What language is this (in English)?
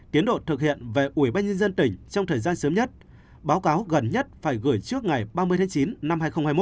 Vietnamese